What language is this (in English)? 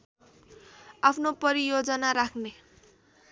Nepali